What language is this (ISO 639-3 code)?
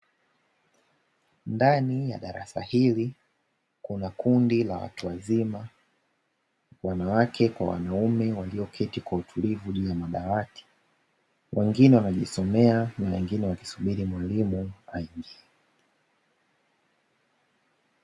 swa